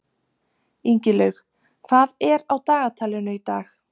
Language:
Icelandic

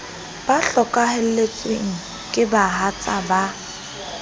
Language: Southern Sotho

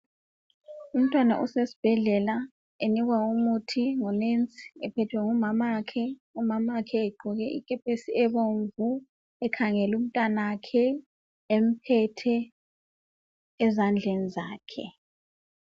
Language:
North Ndebele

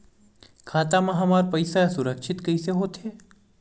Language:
Chhattisgarhi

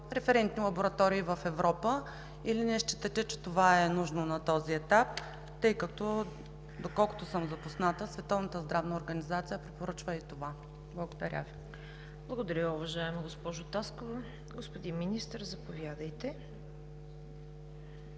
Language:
Bulgarian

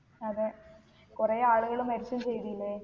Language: Malayalam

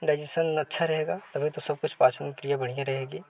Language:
Hindi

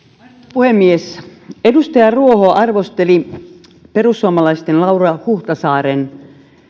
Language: Finnish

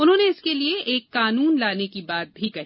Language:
Hindi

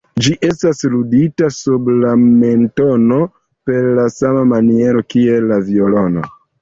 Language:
Esperanto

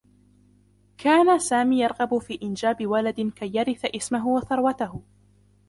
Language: Arabic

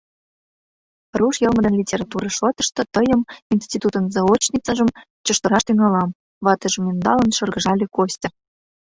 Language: Mari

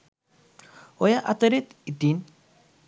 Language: Sinhala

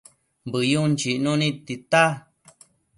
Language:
Matsés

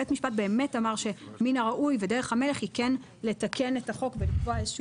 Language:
Hebrew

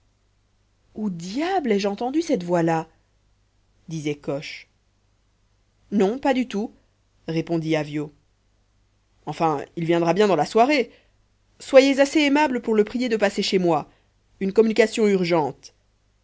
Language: French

